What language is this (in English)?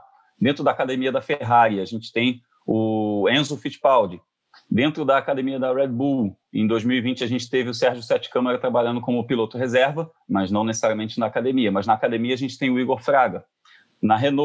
Portuguese